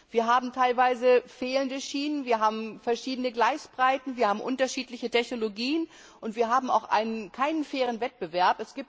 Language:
German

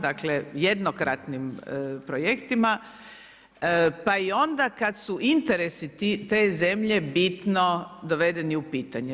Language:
Croatian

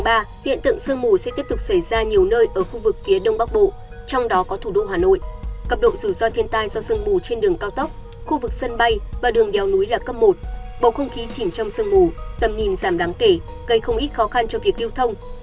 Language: Vietnamese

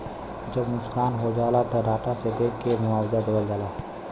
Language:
Bhojpuri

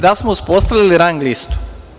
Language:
Serbian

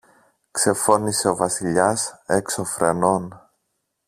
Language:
Greek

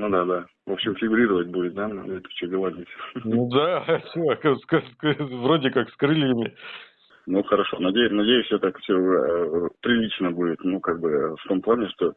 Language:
Russian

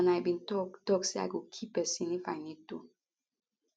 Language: Nigerian Pidgin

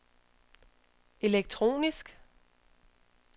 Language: Danish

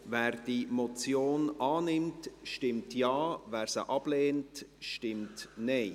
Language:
Swiss German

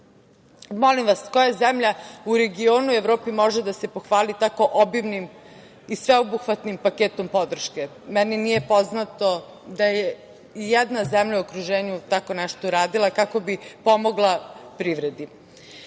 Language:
Serbian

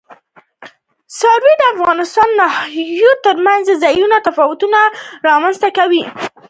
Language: Pashto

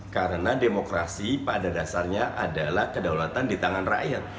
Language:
Indonesian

